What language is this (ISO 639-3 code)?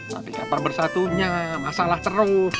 ind